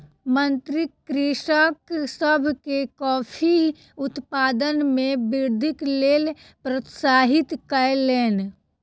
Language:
Maithili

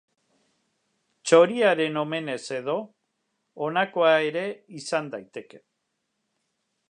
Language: Basque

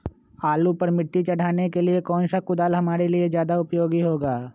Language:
Magahi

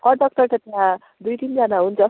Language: Nepali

